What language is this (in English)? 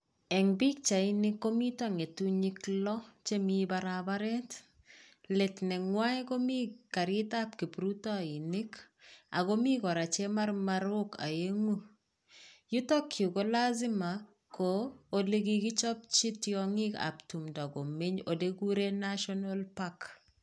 Kalenjin